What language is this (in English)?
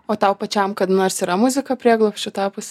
Lithuanian